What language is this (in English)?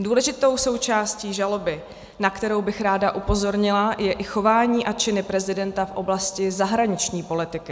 Czech